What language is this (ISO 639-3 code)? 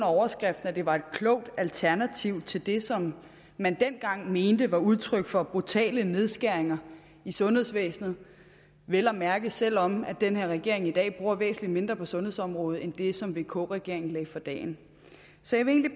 dan